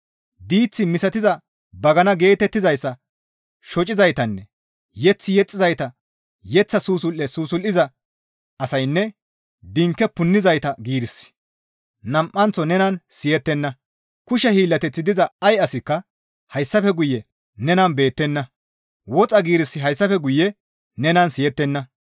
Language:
Gamo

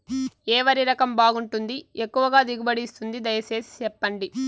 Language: Telugu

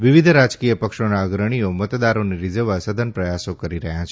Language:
Gujarati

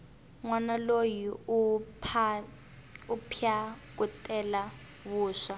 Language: Tsonga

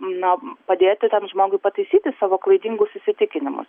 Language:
Lithuanian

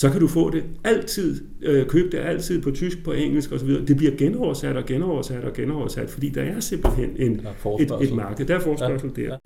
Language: Danish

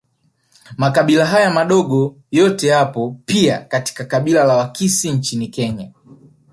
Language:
Swahili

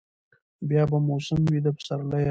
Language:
Pashto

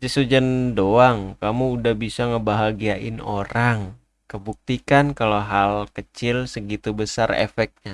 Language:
Indonesian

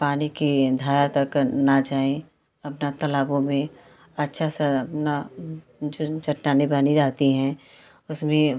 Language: Hindi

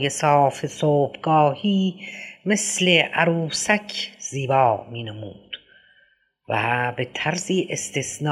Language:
Persian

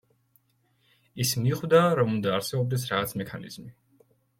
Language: Georgian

